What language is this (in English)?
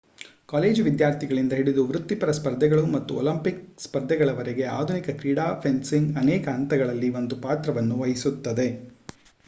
Kannada